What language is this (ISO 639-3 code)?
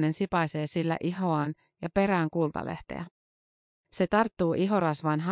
fin